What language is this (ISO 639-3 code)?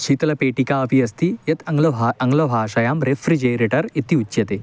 san